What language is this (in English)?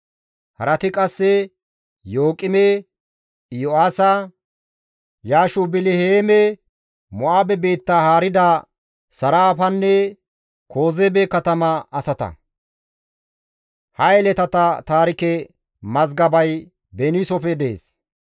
Gamo